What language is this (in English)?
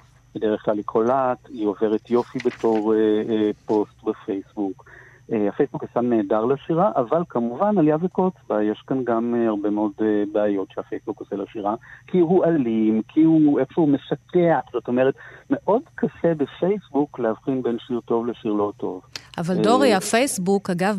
Hebrew